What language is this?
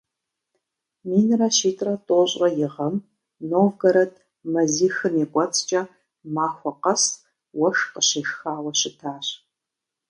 Kabardian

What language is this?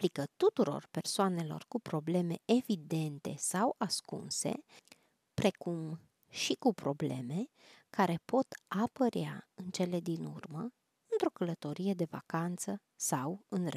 Romanian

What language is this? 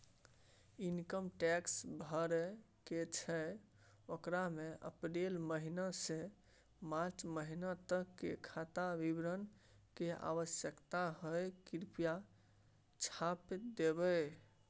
Maithili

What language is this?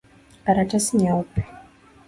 Swahili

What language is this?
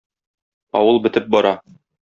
Tatar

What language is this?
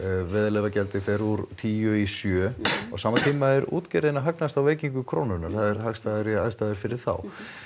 Icelandic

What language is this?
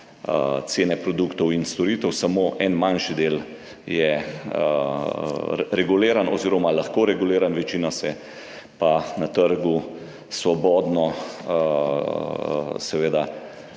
Slovenian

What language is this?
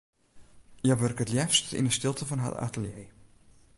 Western Frisian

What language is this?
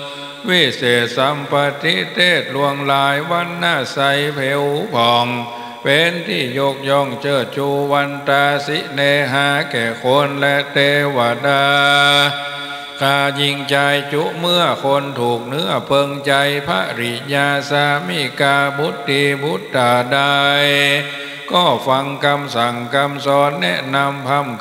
Thai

